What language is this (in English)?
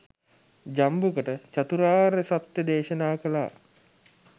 Sinhala